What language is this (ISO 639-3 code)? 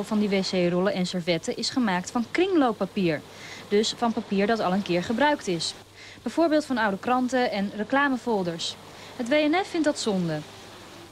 nld